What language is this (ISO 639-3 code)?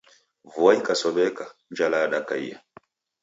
dav